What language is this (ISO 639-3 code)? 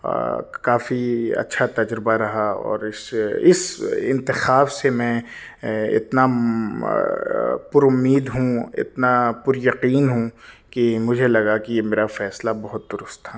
urd